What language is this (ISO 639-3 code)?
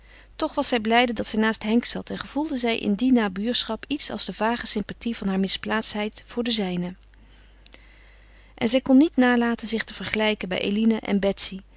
nld